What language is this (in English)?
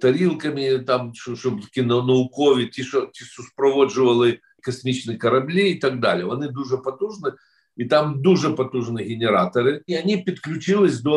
Ukrainian